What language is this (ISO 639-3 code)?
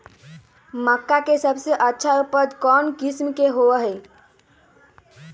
mag